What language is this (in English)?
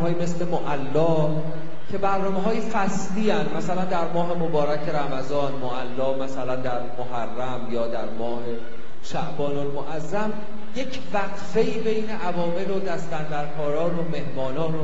Persian